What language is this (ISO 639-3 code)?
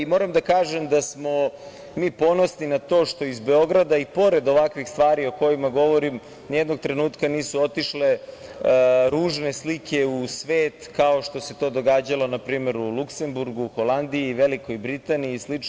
srp